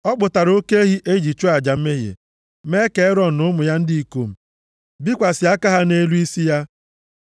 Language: Igbo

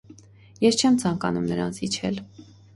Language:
Armenian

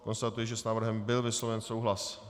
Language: Czech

